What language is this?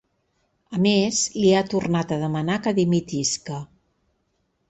Catalan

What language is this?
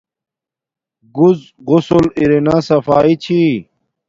Domaaki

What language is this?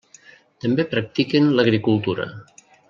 Catalan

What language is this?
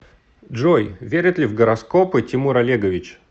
Russian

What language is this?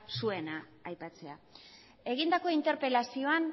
Basque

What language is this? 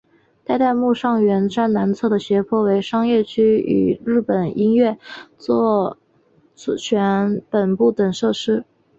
Chinese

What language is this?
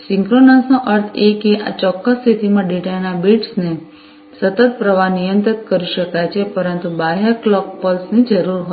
Gujarati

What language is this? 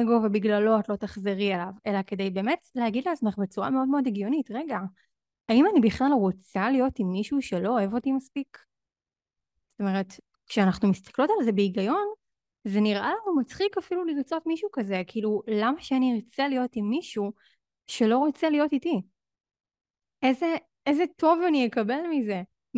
Hebrew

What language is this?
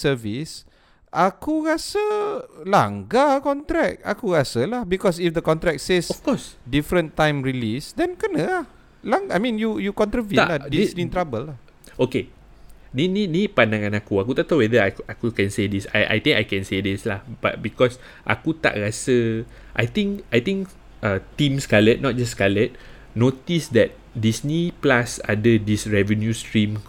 Malay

